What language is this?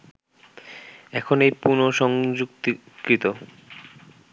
Bangla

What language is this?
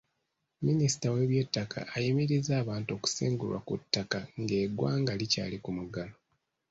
Ganda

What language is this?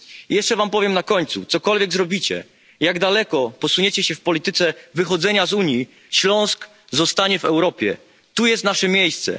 Polish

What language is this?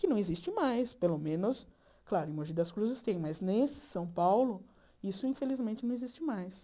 Portuguese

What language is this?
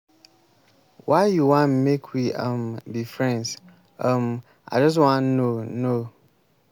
Nigerian Pidgin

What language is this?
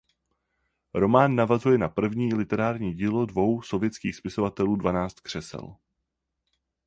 Czech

